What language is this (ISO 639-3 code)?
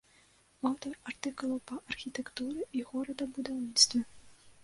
bel